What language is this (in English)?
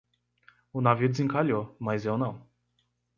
Portuguese